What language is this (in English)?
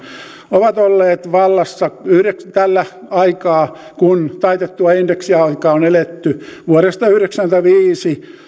Finnish